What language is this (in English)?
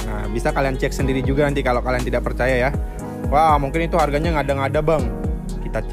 Indonesian